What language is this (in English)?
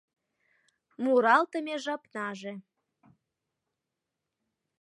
Mari